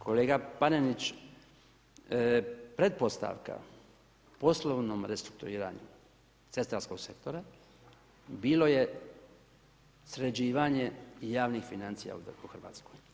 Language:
Croatian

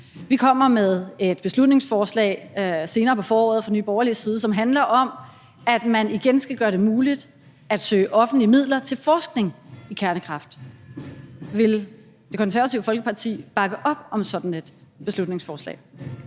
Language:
Danish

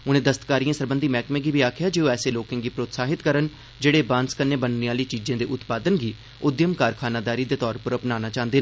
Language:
Dogri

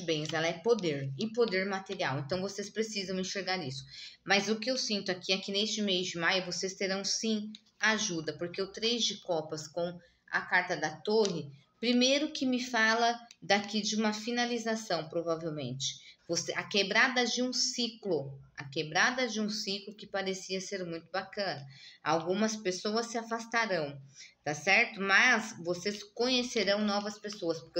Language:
Portuguese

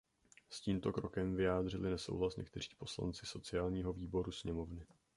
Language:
Czech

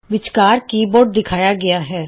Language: Punjabi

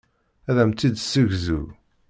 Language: Kabyle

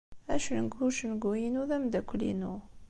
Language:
Kabyle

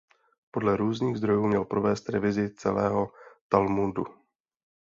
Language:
Czech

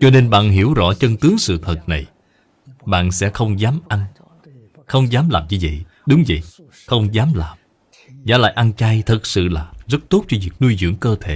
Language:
Vietnamese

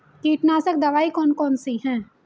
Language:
Hindi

